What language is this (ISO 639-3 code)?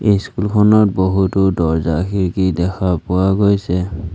asm